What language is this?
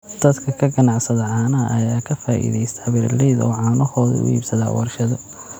Somali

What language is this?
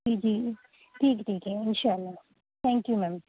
Urdu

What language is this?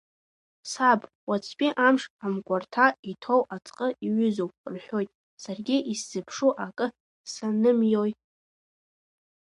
Abkhazian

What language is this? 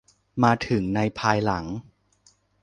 Thai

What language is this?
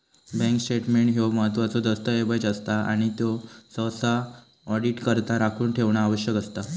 Marathi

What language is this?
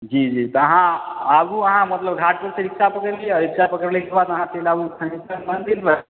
Maithili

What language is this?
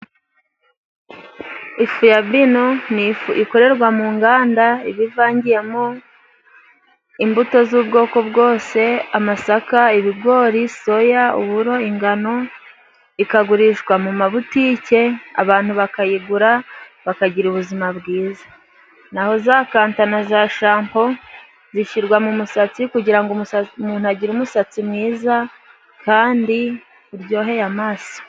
Kinyarwanda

